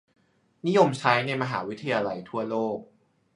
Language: Thai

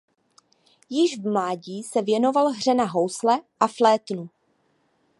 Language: Czech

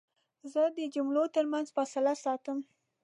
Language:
Pashto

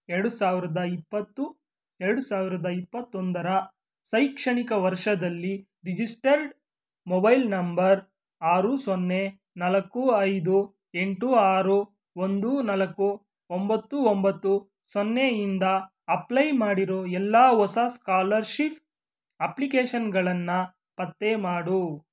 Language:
Kannada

